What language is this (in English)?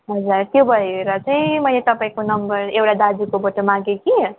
Nepali